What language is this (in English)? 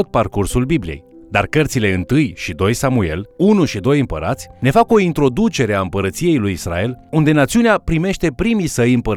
Romanian